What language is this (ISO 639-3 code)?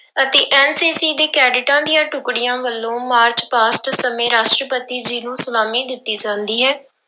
pan